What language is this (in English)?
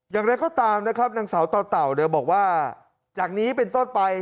Thai